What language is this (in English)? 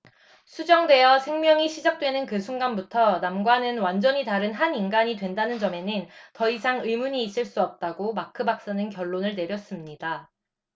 Korean